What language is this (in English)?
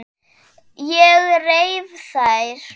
Icelandic